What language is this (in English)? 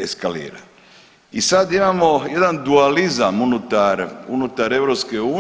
Croatian